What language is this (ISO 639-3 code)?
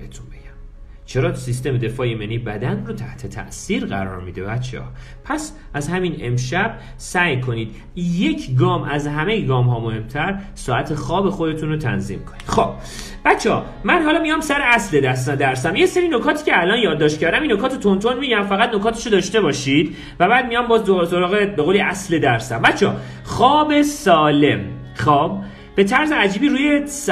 fas